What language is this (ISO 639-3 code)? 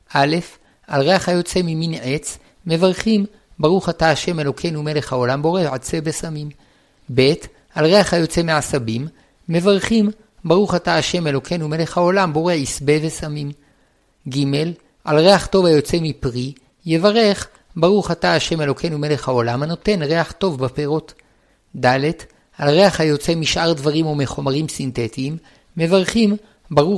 heb